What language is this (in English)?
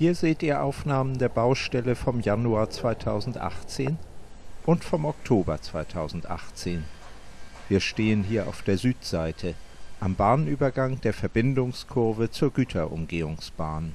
German